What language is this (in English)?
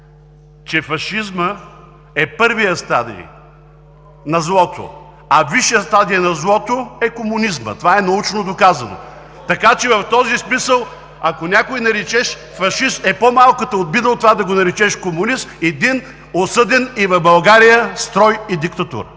Bulgarian